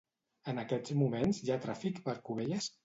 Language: Catalan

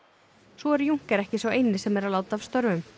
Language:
Icelandic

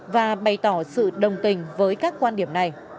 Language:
Vietnamese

